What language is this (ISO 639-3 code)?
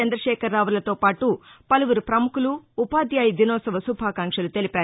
tel